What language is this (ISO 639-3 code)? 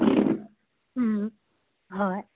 mni